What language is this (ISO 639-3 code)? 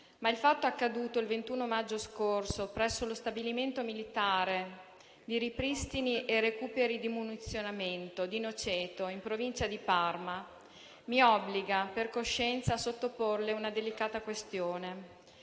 ita